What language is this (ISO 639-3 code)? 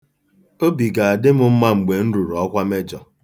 ibo